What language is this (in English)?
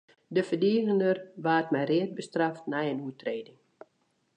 Western Frisian